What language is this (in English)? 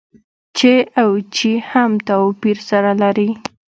Pashto